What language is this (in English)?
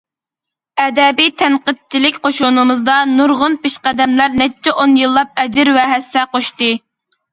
Uyghur